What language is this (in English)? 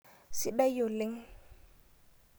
Masai